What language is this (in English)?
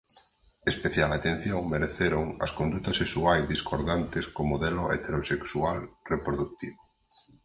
Galician